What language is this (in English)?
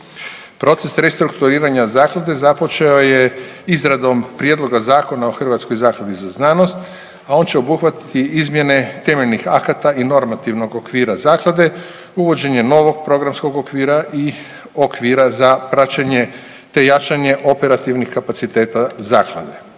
Croatian